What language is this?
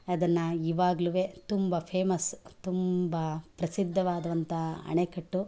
Kannada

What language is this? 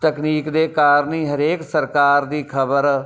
Punjabi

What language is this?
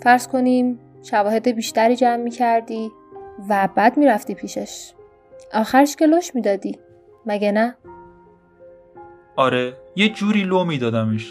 Persian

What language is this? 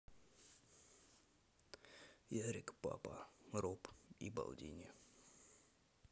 Russian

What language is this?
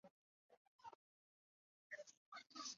Chinese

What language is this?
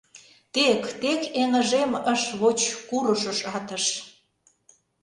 Mari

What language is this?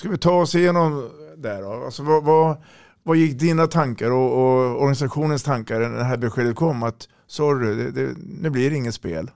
Swedish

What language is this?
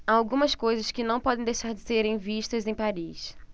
Portuguese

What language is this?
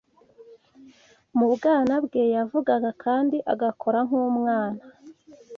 Kinyarwanda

